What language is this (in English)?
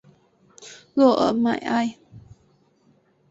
Chinese